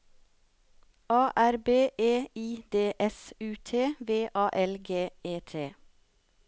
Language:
Norwegian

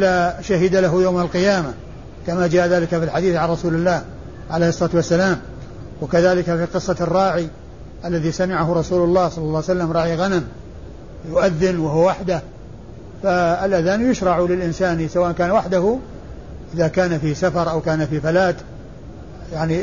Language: Arabic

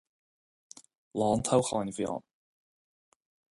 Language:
Irish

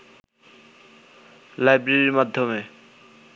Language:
Bangla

